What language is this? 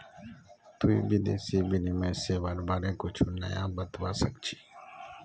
Magahi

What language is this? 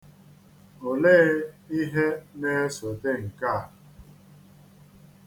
Igbo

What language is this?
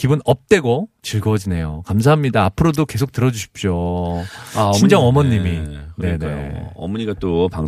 Korean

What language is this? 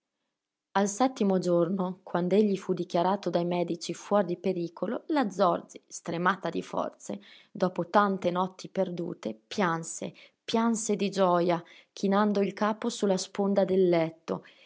Italian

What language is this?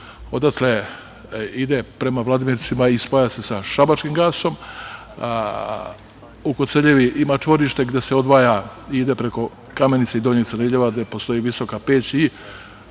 Serbian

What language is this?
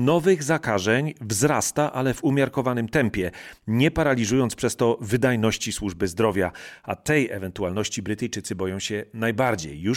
Polish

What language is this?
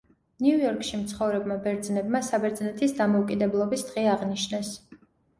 Georgian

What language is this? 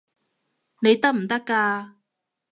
Cantonese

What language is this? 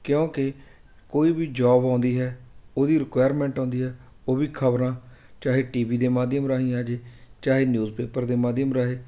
Punjabi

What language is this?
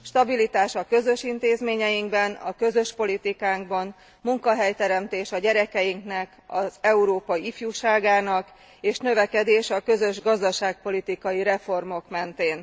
Hungarian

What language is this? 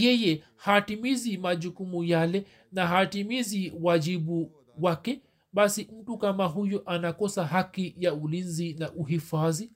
Swahili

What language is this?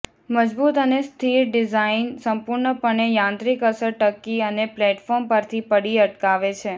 Gujarati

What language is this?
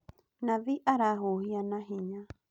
Kikuyu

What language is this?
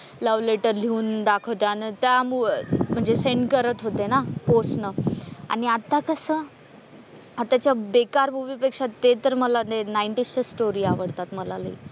Marathi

